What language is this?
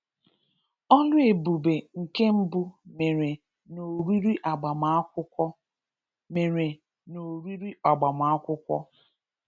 Igbo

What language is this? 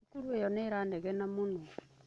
Kikuyu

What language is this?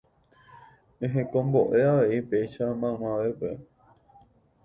Guarani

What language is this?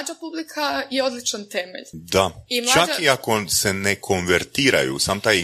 Croatian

